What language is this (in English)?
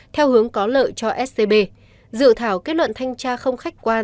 Vietnamese